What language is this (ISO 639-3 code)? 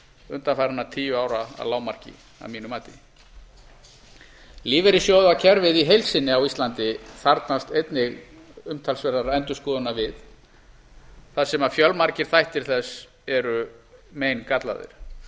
isl